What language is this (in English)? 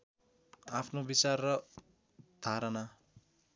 Nepali